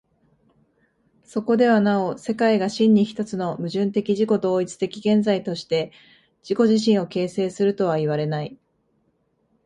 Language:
Japanese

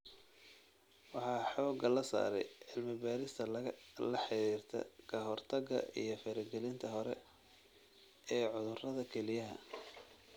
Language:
Somali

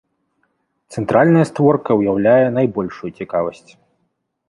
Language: Belarusian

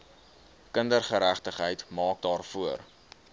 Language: Afrikaans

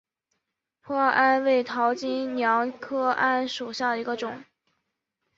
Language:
Chinese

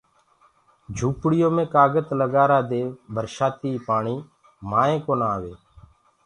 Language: Gurgula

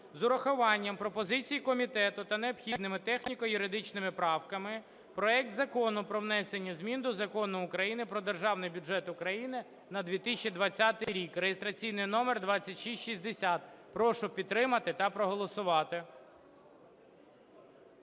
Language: Ukrainian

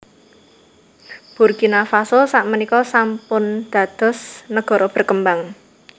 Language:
Javanese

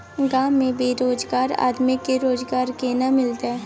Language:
Maithili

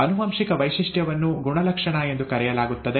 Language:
Kannada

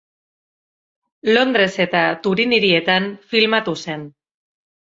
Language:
Basque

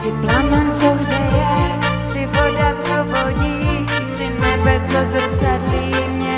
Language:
Czech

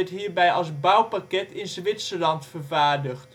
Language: Dutch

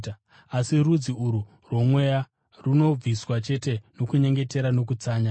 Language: Shona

